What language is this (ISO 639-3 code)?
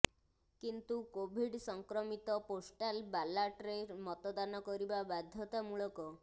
ori